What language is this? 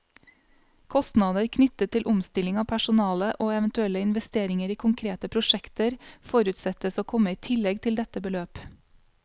Norwegian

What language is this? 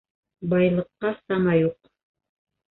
Bashkir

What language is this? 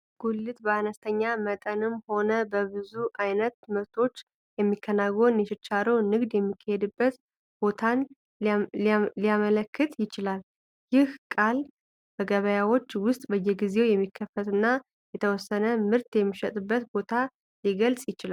Amharic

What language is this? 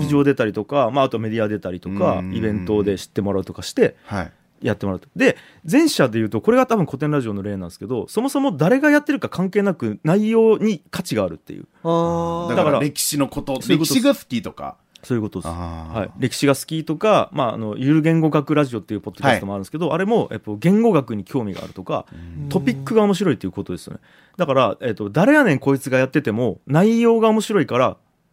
Japanese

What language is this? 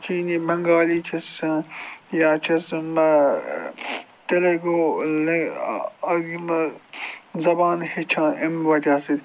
Kashmiri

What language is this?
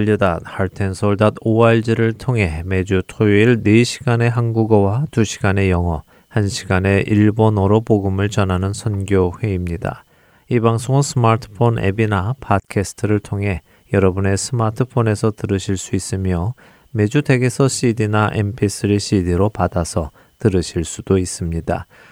Korean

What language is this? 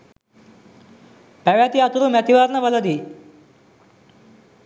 Sinhala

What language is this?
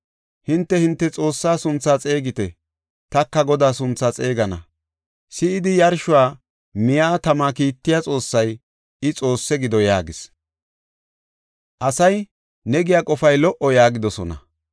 Gofa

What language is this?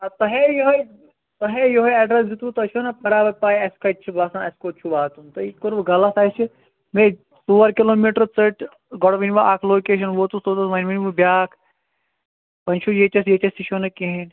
Kashmiri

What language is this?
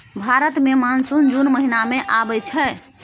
Maithili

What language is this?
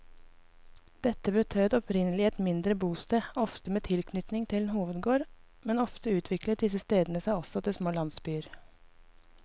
Norwegian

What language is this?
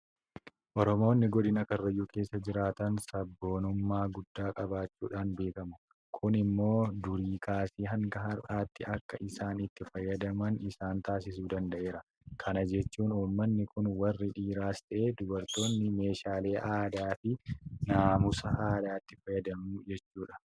Oromo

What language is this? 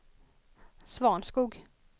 Swedish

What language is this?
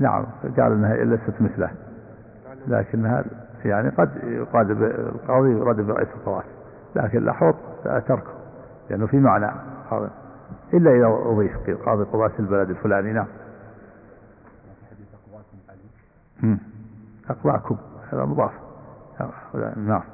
Arabic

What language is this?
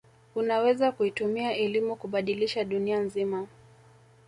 Swahili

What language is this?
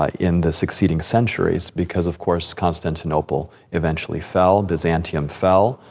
English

